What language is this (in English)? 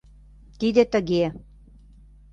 Mari